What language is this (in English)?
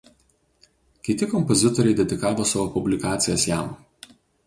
Lithuanian